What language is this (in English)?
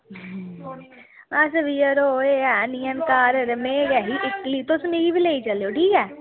Dogri